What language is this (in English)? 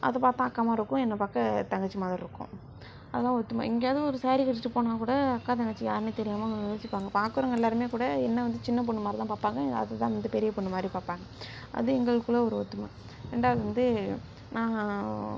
Tamil